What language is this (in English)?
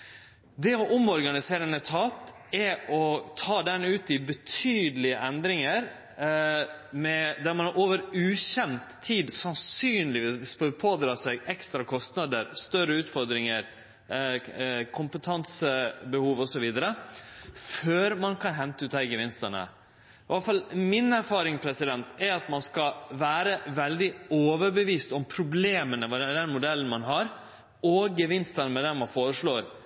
Norwegian Nynorsk